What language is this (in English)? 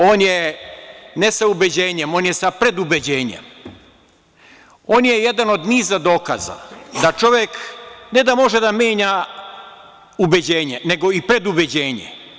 Serbian